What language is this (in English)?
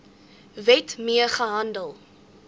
Afrikaans